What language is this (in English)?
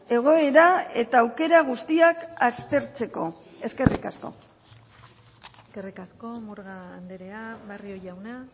Basque